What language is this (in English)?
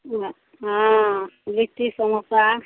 Maithili